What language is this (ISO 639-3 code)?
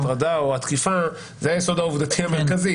heb